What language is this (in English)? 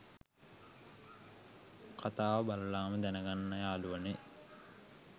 Sinhala